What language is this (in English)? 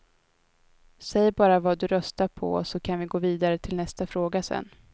Swedish